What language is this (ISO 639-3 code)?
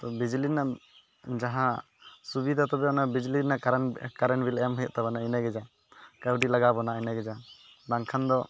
sat